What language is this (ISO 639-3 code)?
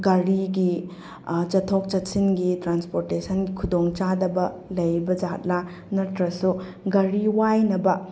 mni